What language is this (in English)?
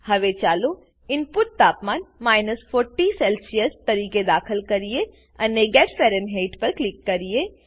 Gujarati